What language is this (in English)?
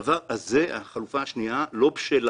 Hebrew